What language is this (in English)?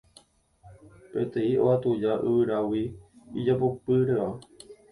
Guarani